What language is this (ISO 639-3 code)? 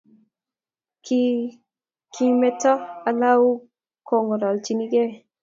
kln